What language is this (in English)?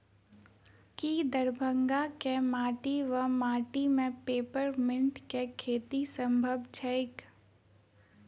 Maithili